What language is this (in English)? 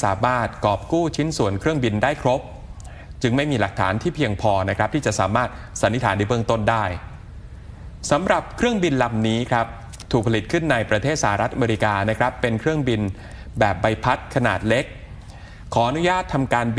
Thai